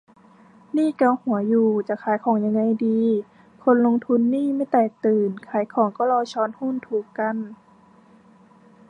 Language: Thai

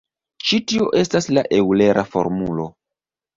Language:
Esperanto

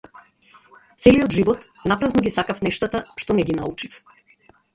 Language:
Macedonian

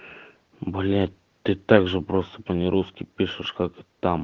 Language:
Russian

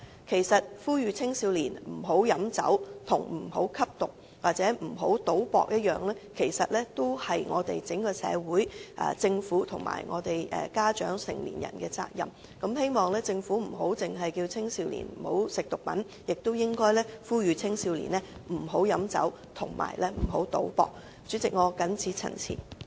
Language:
Cantonese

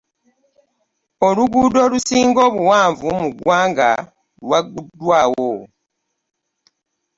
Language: Ganda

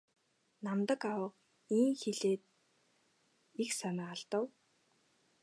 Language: Mongolian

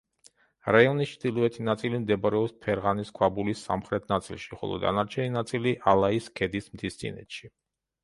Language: Georgian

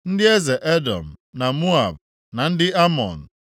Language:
Igbo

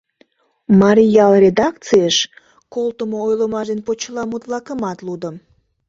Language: Mari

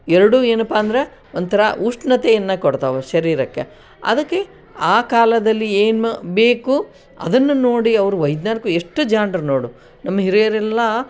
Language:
Kannada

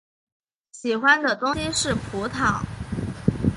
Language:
Chinese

